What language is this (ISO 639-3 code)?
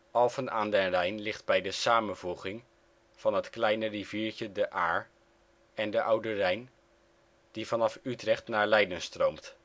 nld